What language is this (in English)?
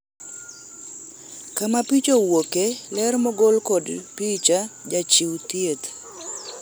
Luo (Kenya and Tanzania)